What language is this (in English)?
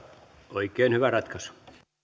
Finnish